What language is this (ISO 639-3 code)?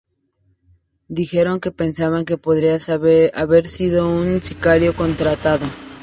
spa